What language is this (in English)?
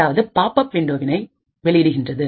Tamil